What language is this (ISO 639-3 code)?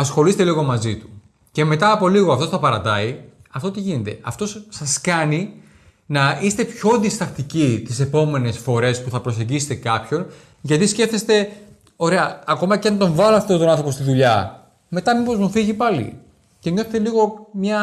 ell